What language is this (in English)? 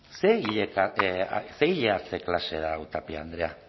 Basque